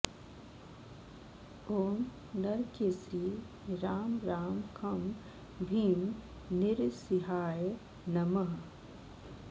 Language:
Sanskrit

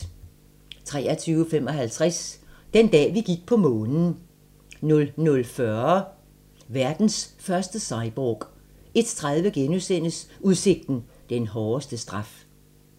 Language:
Danish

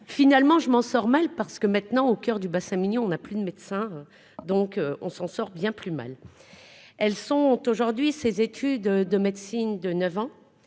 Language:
French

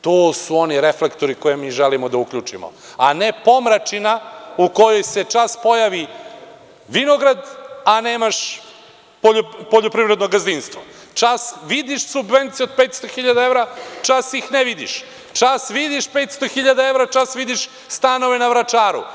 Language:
Serbian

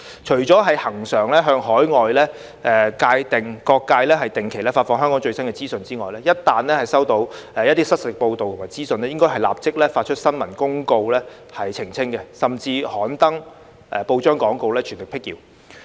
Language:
Cantonese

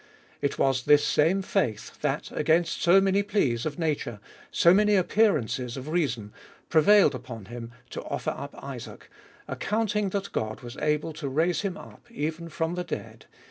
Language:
English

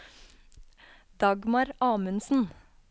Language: Norwegian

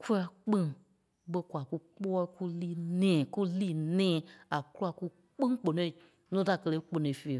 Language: Kpelle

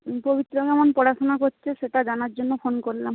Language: Bangla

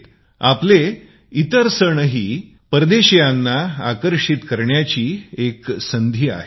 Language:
Marathi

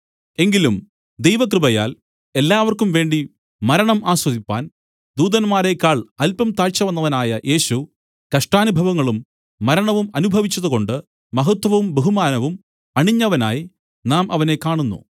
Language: Malayalam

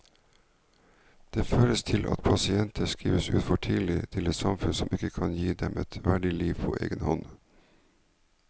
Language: Norwegian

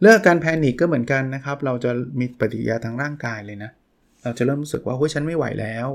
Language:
Thai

